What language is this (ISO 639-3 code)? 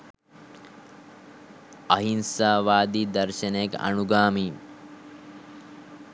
sin